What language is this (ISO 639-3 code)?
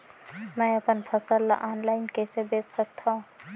hne